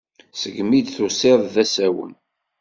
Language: Kabyle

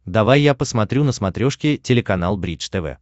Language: Russian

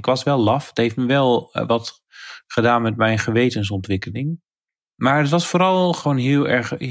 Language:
Dutch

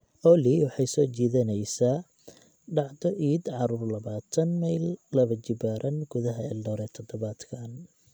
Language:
Somali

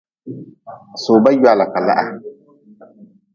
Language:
Nawdm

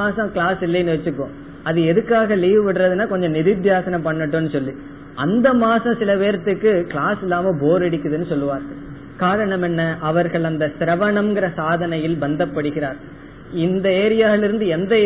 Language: Tamil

